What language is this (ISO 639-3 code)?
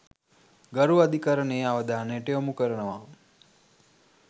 sin